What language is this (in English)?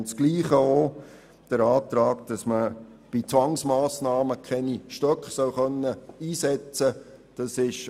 Swiss German